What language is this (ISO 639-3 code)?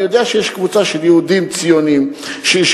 heb